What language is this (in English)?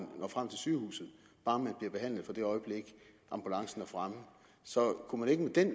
Danish